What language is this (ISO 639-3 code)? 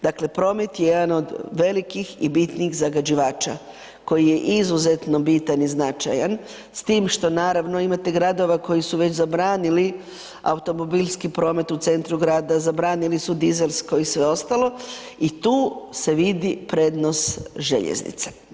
hrv